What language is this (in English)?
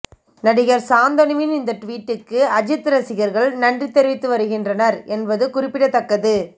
Tamil